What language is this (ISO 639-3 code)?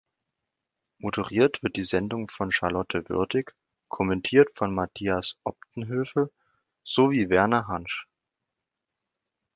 deu